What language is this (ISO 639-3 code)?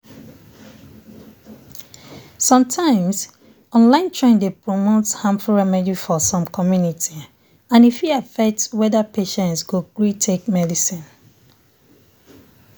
pcm